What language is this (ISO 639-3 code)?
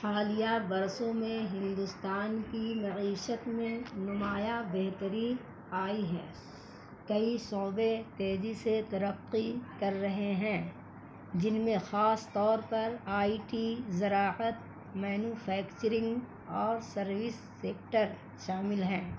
urd